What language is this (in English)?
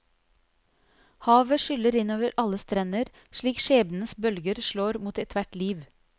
Norwegian